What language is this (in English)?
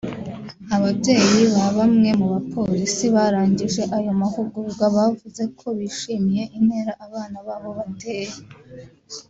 Kinyarwanda